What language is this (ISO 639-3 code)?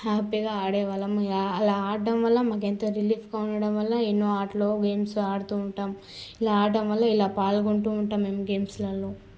tel